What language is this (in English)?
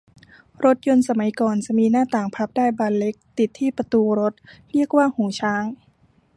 Thai